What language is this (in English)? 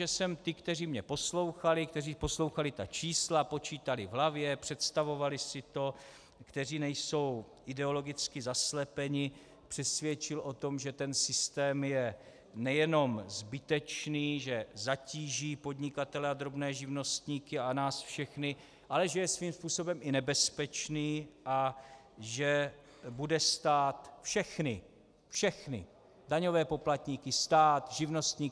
Czech